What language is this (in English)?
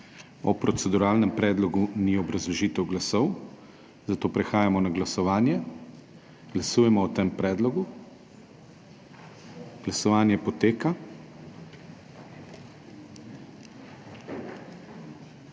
Slovenian